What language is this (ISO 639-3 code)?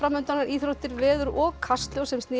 isl